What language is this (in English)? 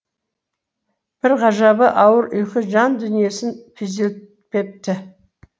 Kazakh